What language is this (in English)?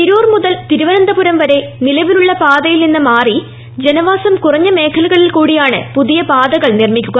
Malayalam